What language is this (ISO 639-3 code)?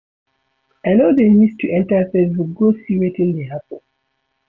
pcm